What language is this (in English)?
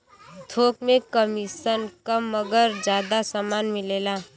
Bhojpuri